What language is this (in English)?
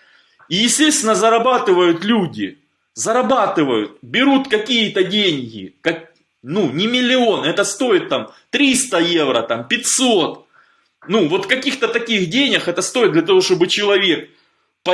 Russian